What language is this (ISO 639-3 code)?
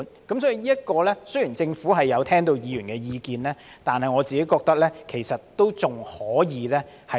yue